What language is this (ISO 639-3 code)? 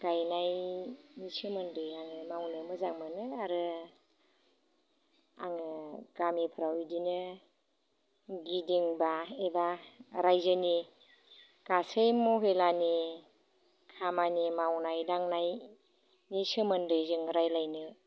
brx